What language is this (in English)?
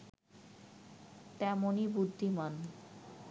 Bangla